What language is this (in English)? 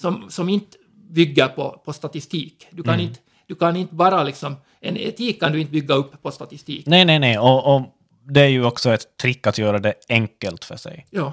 Swedish